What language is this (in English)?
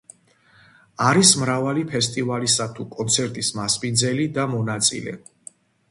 Georgian